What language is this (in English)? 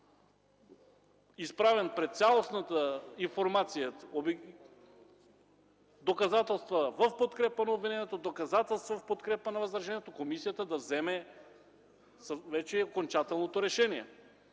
Bulgarian